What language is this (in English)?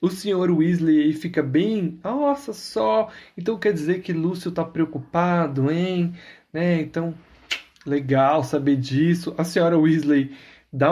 Portuguese